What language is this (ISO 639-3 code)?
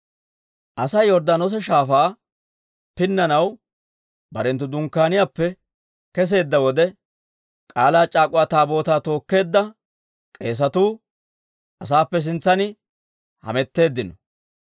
dwr